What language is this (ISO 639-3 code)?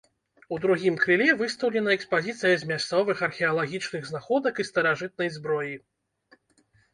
bel